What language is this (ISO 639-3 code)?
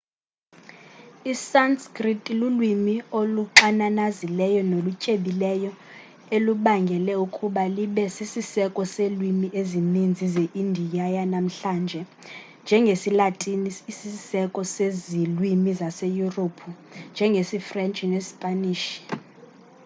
xho